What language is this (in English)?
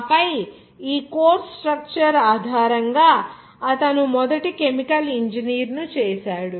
Telugu